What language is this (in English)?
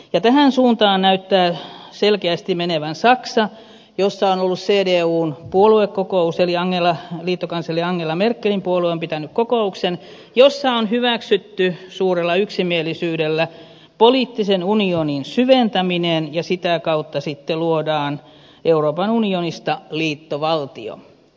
Finnish